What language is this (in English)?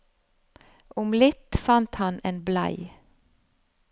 Norwegian